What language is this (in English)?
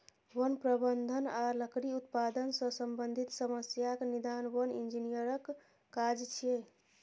Maithili